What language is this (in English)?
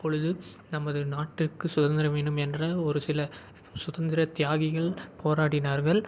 Tamil